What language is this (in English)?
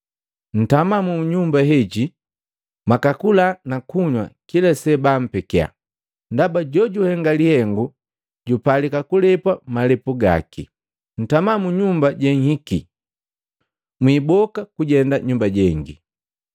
Matengo